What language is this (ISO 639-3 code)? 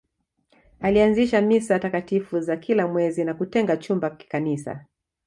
swa